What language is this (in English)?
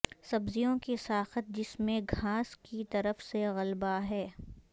Urdu